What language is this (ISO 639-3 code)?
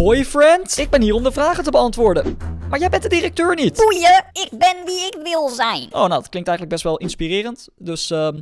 nld